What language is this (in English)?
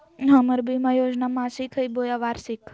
Magahi